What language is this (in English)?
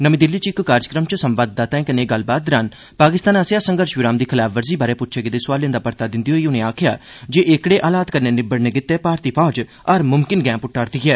Dogri